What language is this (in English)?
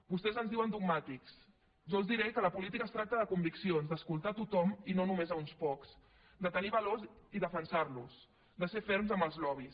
Catalan